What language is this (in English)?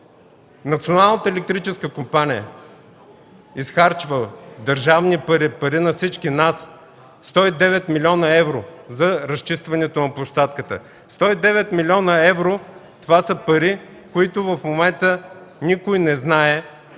Bulgarian